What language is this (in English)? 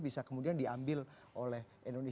Indonesian